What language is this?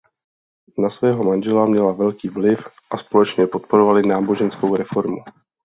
Czech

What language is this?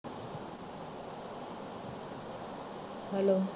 Punjabi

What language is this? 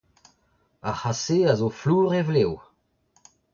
Breton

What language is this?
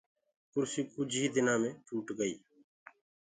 Gurgula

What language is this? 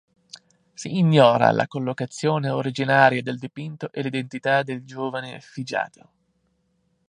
Italian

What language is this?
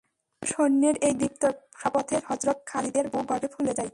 Bangla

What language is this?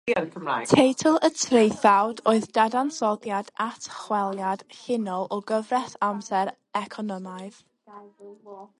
Welsh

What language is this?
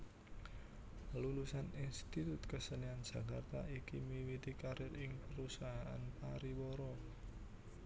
Javanese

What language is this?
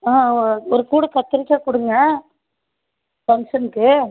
Tamil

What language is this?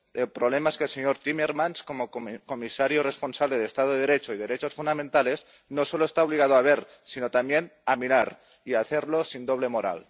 Spanish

